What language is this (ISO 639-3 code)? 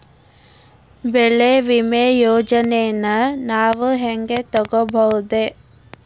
kan